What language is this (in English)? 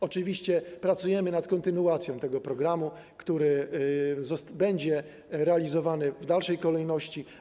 Polish